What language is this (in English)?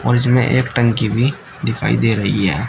Hindi